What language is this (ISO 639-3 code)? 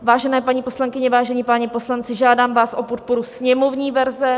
ces